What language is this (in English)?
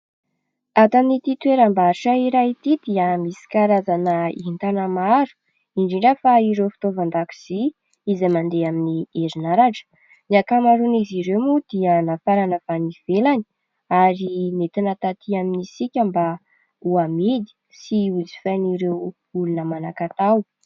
Malagasy